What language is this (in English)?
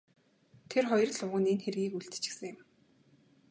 Mongolian